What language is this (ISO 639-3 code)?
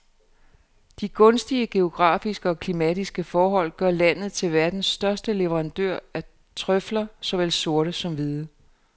dan